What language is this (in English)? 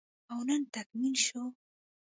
Pashto